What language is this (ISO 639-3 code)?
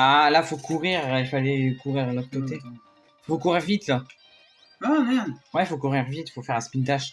fra